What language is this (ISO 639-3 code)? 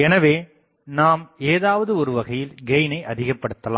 tam